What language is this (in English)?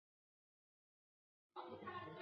Chinese